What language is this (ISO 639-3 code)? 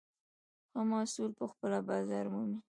pus